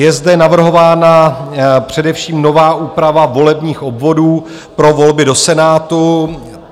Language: Czech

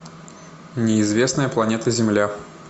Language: Russian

